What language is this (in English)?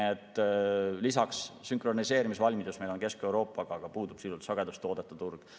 Estonian